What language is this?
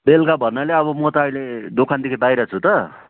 Nepali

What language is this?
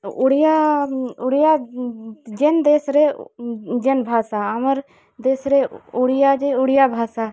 Odia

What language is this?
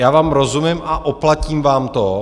Czech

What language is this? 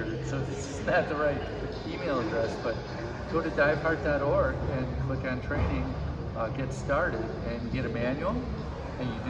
English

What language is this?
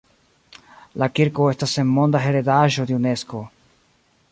Esperanto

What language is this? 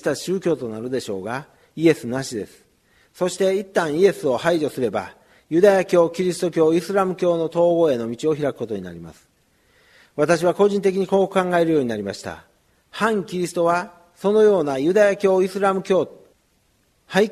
Japanese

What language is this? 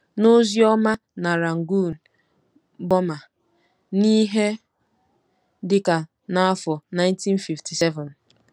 Igbo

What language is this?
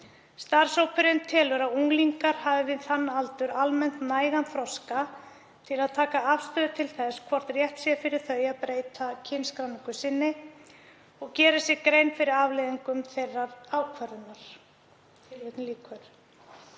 Icelandic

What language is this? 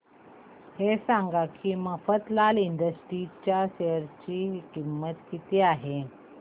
Marathi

